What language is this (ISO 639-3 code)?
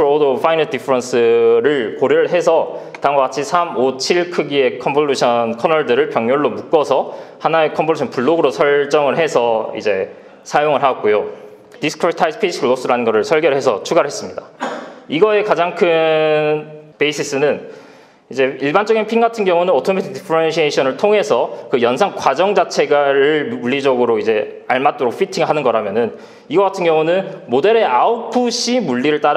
kor